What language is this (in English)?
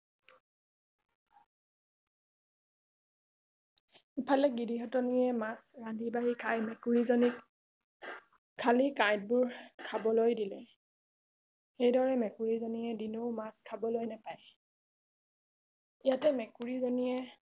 Assamese